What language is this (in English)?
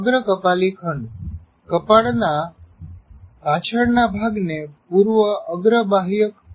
Gujarati